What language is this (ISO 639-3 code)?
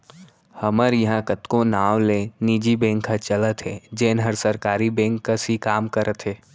hne